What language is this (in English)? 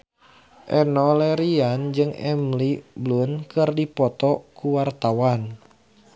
Sundanese